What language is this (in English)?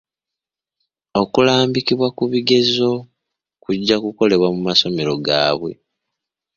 Ganda